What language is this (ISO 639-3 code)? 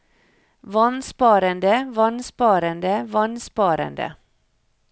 nor